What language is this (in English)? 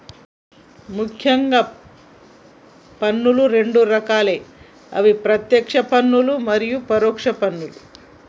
Telugu